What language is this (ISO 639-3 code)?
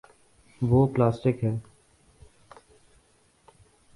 urd